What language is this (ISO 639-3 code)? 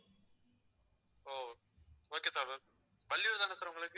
tam